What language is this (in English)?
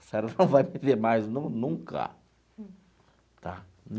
Portuguese